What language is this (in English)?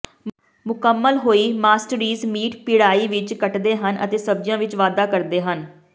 Punjabi